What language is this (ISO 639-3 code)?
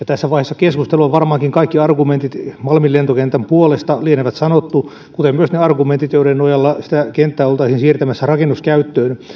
fin